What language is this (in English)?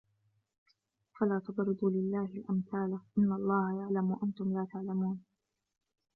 Arabic